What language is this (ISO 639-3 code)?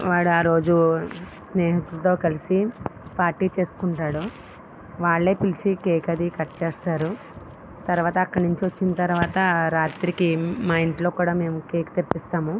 tel